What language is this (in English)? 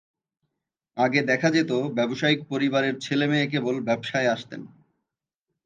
Bangla